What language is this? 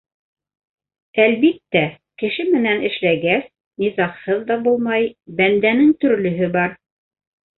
Bashkir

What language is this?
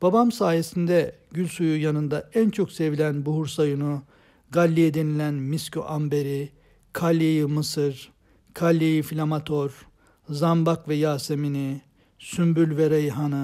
Turkish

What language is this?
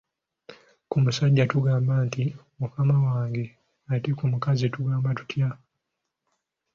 Ganda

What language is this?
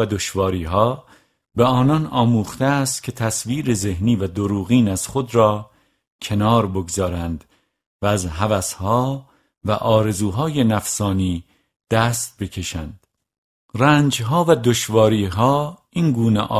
Persian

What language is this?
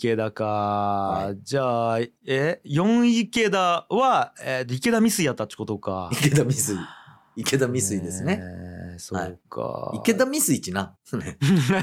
Japanese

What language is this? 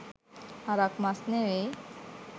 Sinhala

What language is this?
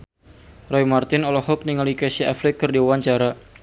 Sundanese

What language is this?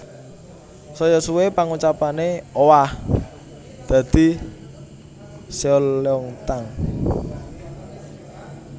Javanese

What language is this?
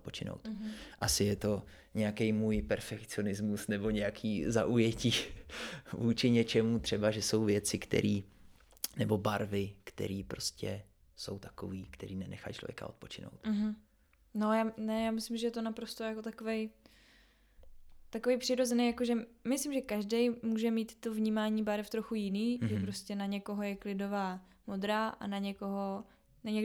Czech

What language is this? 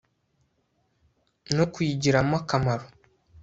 Kinyarwanda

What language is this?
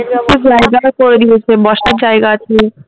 Bangla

